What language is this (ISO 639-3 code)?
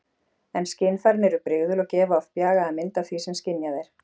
isl